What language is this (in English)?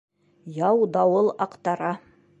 Bashkir